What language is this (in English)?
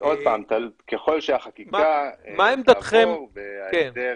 Hebrew